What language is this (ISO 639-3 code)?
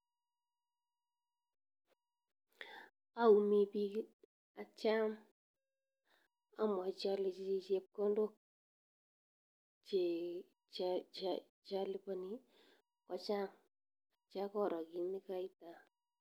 kln